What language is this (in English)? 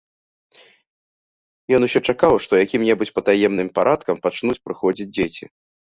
Belarusian